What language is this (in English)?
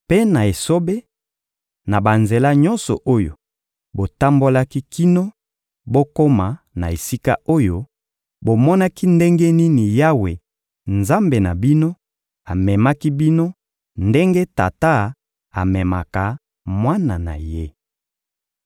Lingala